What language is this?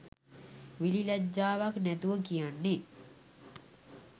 Sinhala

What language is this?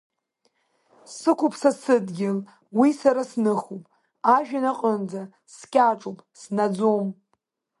Abkhazian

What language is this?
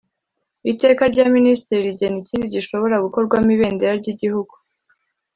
Kinyarwanda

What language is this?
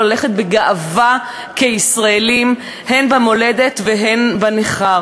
Hebrew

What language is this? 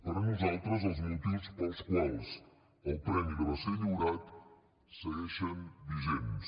Catalan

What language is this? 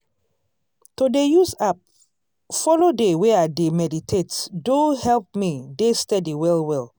Nigerian Pidgin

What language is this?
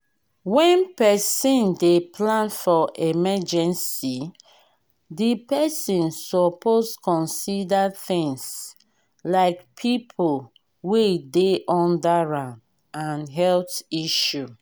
Nigerian Pidgin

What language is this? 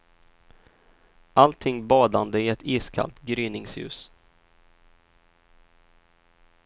Swedish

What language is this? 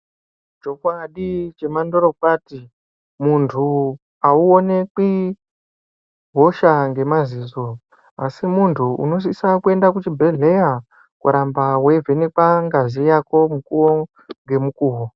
Ndau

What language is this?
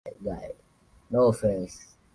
Swahili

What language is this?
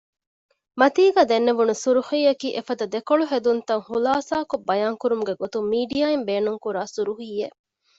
Divehi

